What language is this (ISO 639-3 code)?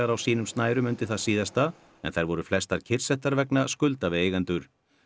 isl